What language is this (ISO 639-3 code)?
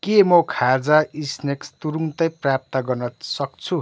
nep